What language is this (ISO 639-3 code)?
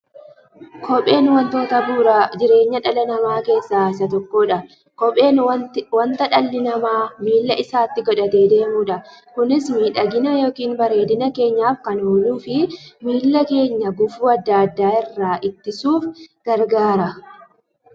orm